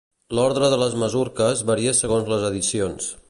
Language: Catalan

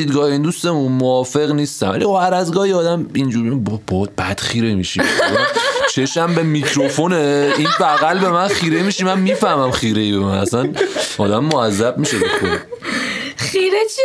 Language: Persian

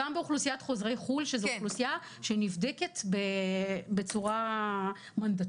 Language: Hebrew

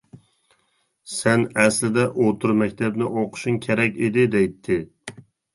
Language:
Uyghur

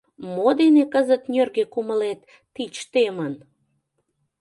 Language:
Mari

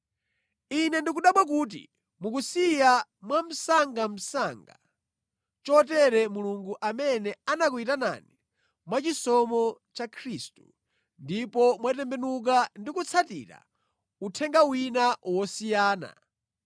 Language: Nyanja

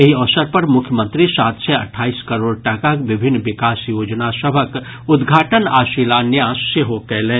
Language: Maithili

